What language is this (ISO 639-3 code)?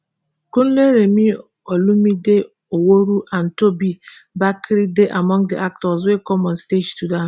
pcm